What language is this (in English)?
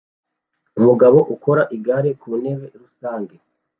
Kinyarwanda